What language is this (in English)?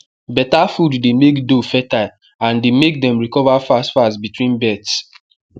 Nigerian Pidgin